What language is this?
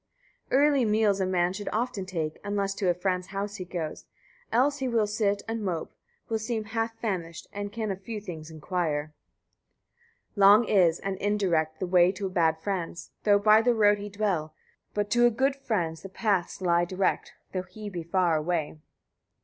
English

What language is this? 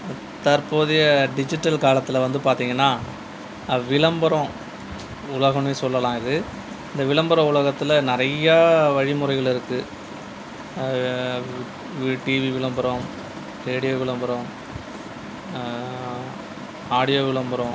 Tamil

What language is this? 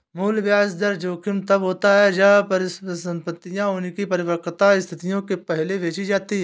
Hindi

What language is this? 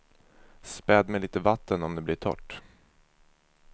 Swedish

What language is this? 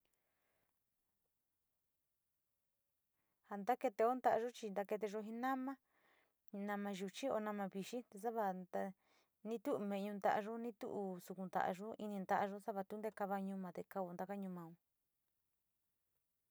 Sinicahua Mixtec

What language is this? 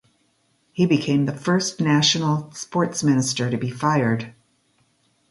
English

